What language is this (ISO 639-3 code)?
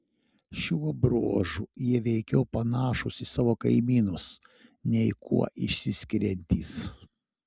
lit